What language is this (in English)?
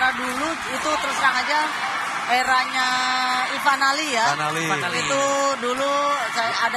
Indonesian